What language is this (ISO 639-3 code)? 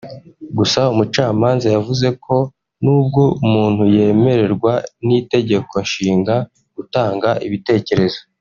kin